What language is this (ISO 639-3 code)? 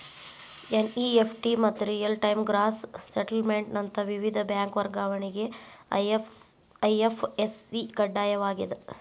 kan